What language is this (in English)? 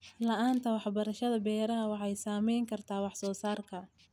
Somali